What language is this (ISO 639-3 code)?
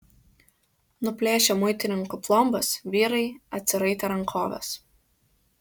lit